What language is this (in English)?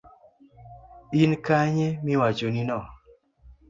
Luo (Kenya and Tanzania)